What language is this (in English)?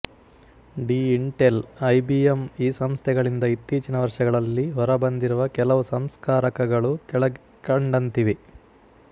Kannada